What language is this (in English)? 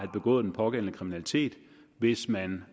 Danish